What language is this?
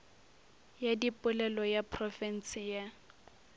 Northern Sotho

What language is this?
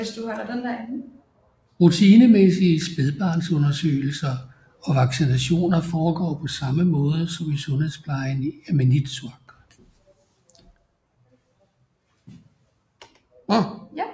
Danish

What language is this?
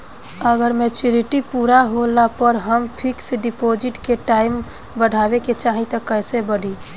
Bhojpuri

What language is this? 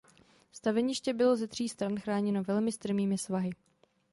Czech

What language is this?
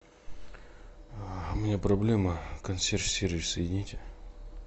Russian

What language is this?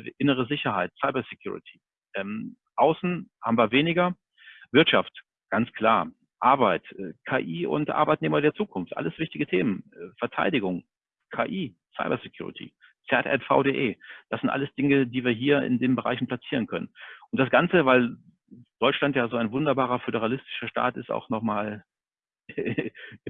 German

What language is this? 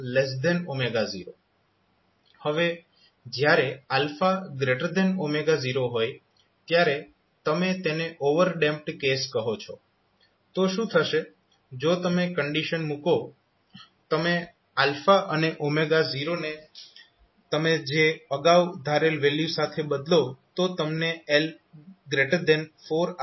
Gujarati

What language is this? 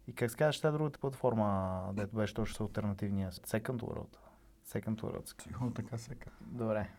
Bulgarian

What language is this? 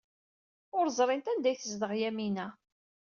Kabyle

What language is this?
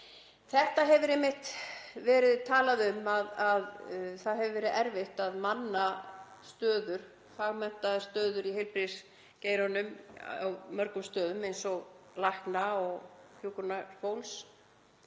Icelandic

